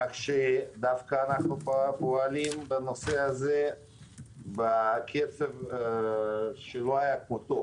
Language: Hebrew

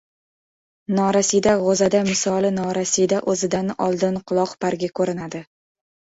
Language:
Uzbek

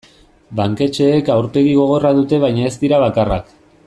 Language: Basque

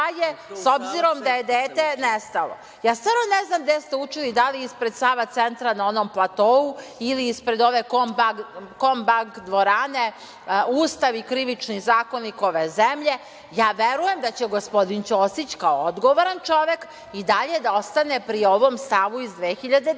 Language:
Serbian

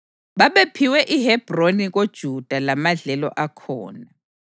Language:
North Ndebele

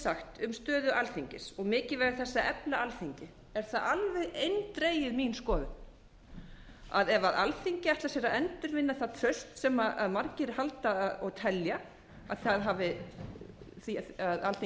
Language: Icelandic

